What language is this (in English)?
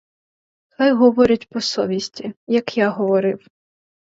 Ukrainian